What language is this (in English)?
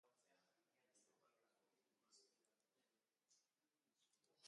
Basque